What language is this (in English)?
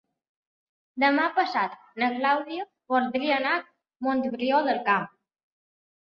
Catalan